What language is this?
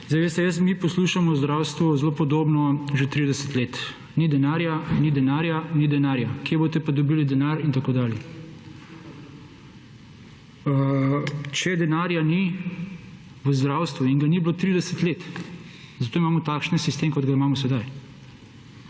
Slovenian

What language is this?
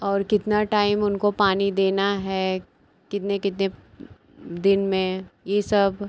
Hindi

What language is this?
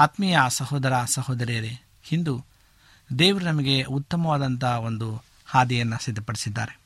Kannada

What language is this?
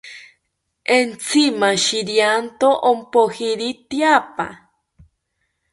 South Ucayali Ashéninka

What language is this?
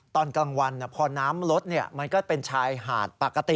Thai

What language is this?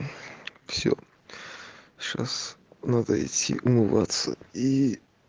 Russian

